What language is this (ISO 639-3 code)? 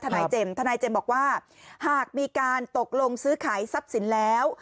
tha